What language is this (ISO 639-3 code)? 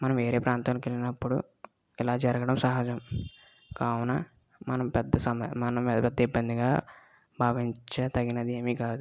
tel